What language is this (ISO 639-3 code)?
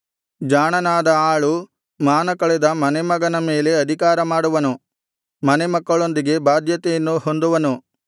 kan